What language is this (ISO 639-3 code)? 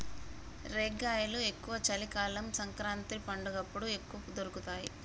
tel